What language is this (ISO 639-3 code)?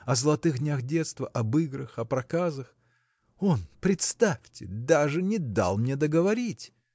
rus